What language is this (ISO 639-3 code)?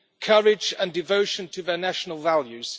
eng